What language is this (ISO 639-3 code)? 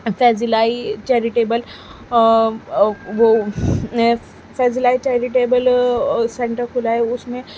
urd